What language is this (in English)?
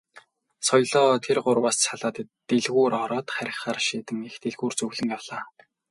Mongolian